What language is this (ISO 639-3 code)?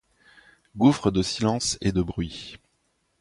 fra